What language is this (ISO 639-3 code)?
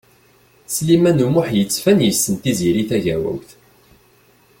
kab